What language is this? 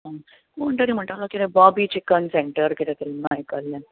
Konkani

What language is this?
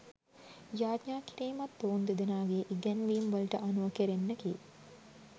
Sinhala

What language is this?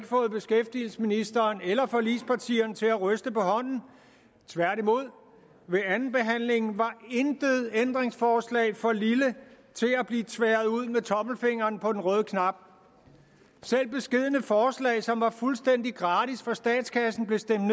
Danish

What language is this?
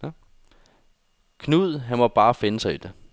Danish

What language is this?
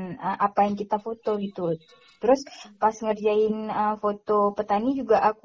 Indonesian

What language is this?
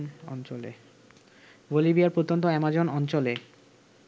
Bangla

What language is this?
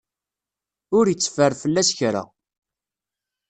Kabyle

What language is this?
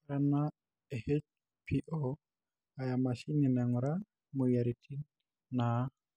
Masai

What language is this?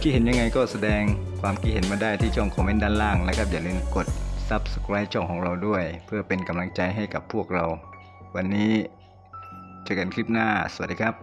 Thai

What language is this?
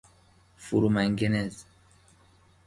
Persian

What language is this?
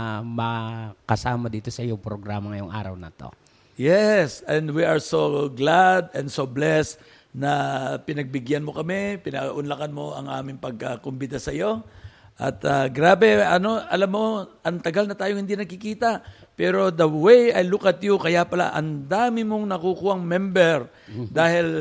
Filipino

